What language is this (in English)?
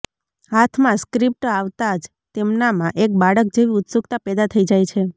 Gujarati